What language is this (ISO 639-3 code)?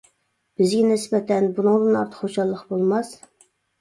uig